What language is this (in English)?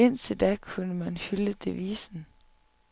Danish